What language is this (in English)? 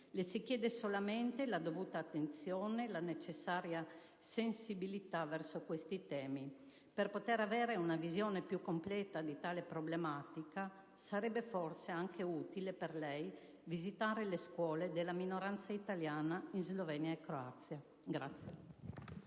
Italian